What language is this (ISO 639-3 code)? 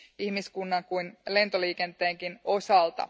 fin